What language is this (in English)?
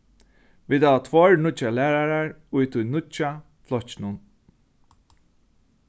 Faroese